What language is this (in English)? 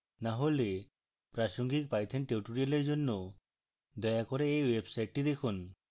Bangla